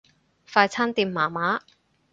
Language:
Cantonese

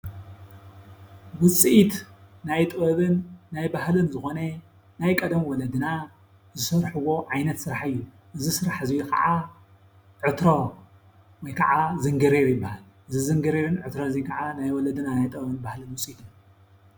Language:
Tigrinya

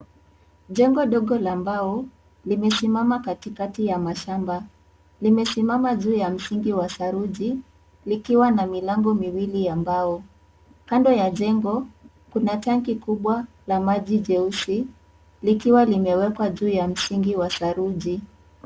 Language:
Swahili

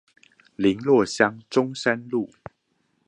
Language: Chinese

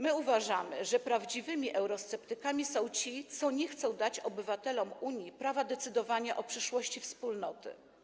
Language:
Polish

